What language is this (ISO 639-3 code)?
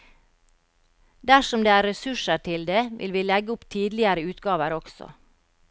nor